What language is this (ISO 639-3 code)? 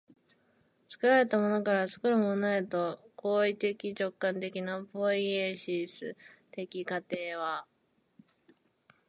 jpn